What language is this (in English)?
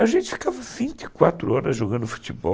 Portuguese